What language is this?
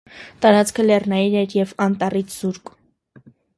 Armenian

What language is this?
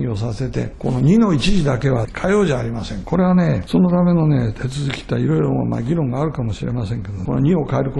Japanese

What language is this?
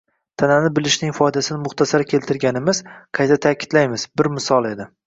Uzbek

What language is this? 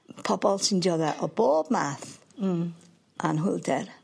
Welsh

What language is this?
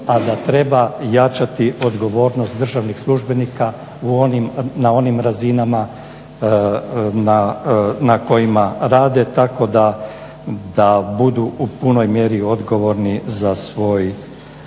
Croatian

